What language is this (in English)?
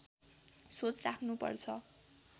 Nepali